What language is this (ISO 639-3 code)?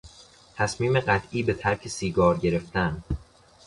fas